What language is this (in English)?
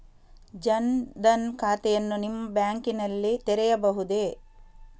Kannada